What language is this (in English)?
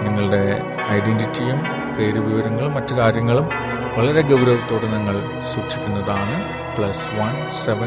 Malayalam